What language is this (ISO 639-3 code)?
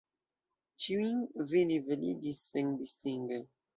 epo